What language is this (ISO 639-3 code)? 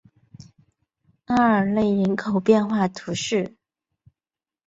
zho